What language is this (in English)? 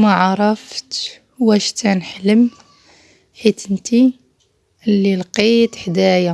Arabic